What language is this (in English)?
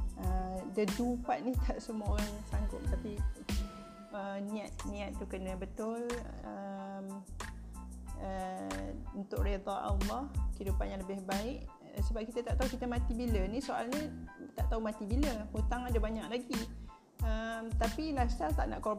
Malay